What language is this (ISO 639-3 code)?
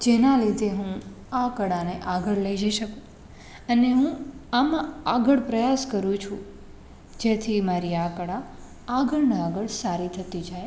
guj